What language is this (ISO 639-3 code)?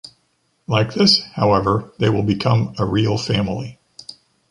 eng